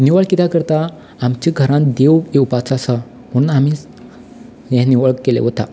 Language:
Konkani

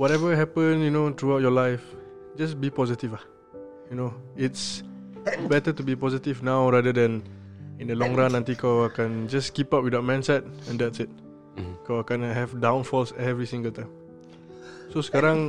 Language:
Malay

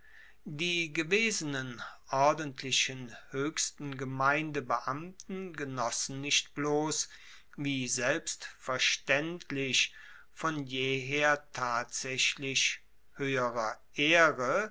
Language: German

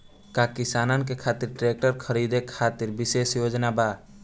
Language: Bhojpuri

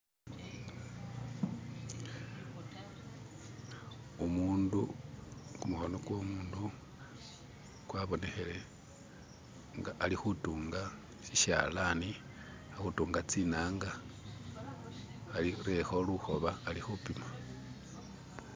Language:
Masaaba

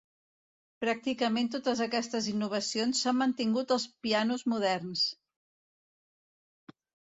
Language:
Catalan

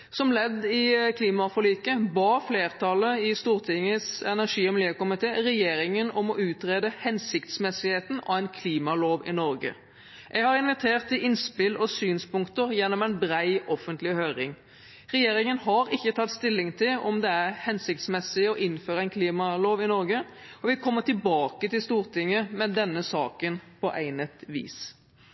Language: Norwegian Bokmål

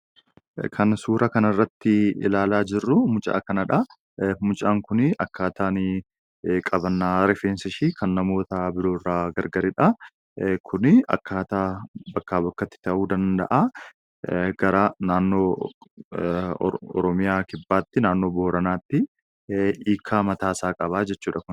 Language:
Oromo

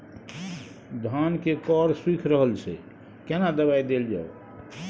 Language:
Maithili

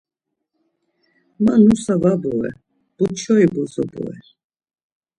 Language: Laz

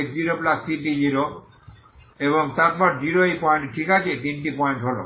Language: Bangla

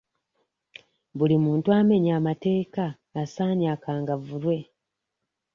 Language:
Ganda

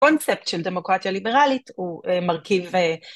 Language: Hebrew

